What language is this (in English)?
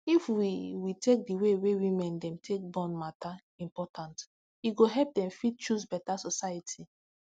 Nigerian Pidgin